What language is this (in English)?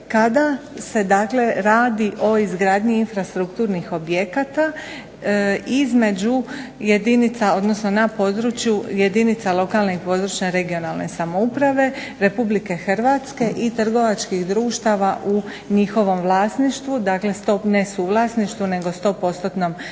Croatian